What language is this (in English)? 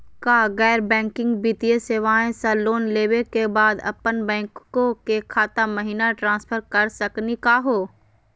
Magahi